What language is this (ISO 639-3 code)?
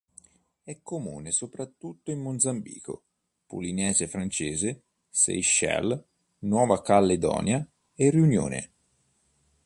ita